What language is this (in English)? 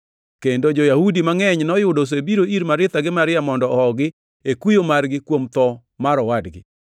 Luo (Kenya and Tanzania)